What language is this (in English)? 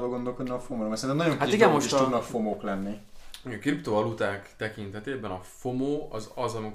Hungarian